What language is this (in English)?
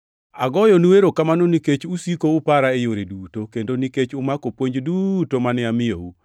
Luo (Kenya and Tanzania)